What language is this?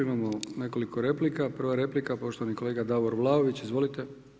Croatian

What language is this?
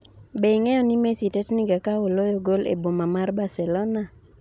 Luo (Kenya and Tanzania)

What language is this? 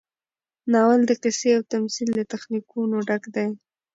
Pashto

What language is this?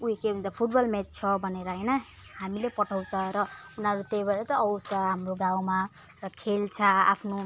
Nepali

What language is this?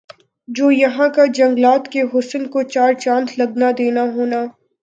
Urdu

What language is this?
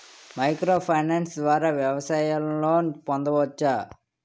Telugu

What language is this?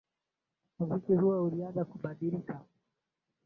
Swahili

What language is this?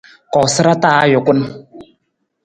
Nawdm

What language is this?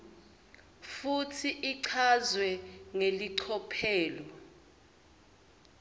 Swati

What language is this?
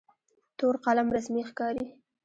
Pashto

